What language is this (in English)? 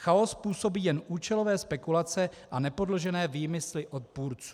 Czech